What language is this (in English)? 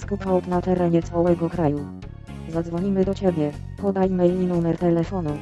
Polish